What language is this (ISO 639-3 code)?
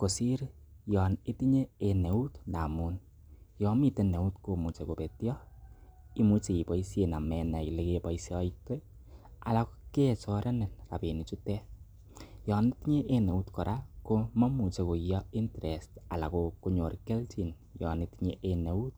kln